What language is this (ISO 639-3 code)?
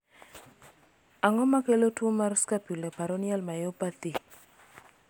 luo